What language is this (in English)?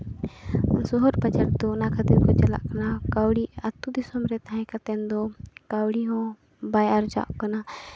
Santali